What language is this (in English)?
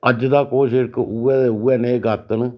Dogri